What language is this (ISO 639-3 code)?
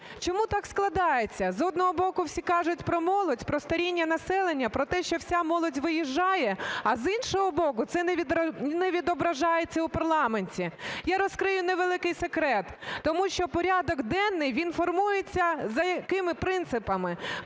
ukr